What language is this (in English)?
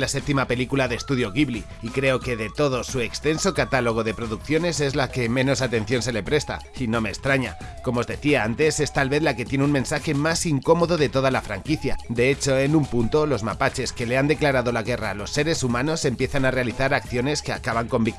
Spanish